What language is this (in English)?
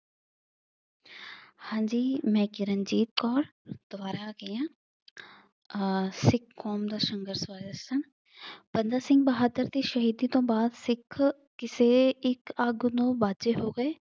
Punjabi